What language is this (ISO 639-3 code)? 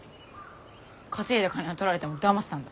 jpn